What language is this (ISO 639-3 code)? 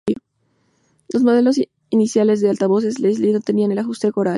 spa